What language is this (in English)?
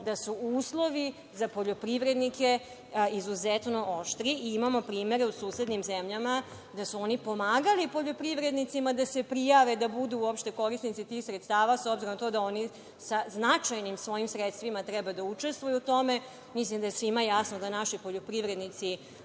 Serbian